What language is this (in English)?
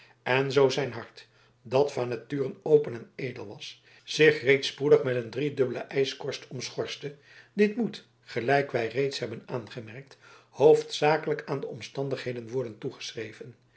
Dutch